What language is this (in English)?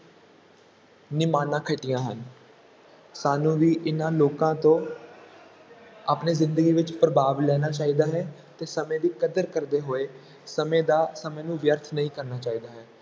Punjabi